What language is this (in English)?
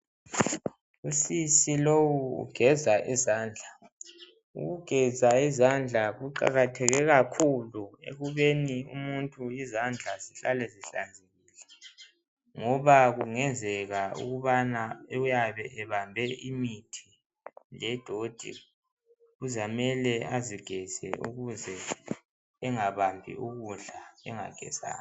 North Ndebele